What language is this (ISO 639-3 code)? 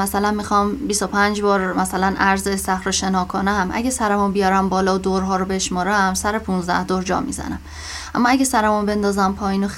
fas